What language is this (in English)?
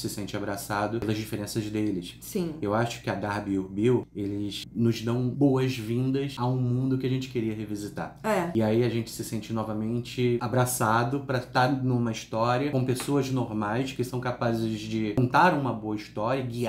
Portuguese